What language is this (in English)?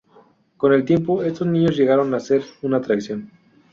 Spanish